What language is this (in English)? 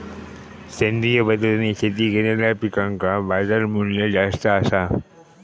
Marathi